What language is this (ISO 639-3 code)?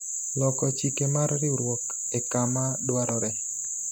luo